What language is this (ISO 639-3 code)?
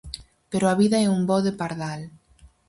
glg